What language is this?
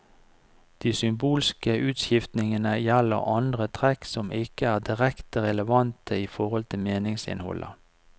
Norwegian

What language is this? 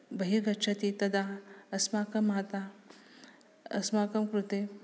Sanskrit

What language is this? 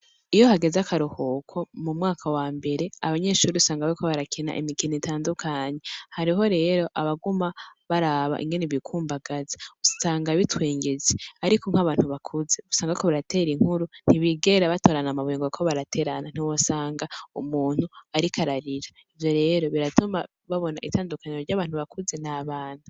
Rundi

